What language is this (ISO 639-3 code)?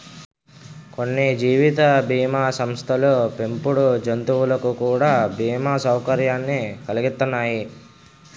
tel